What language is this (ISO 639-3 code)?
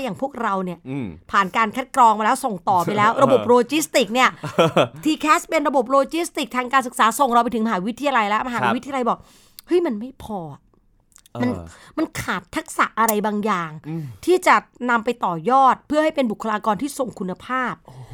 tha